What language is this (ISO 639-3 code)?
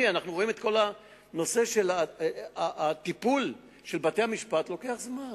heb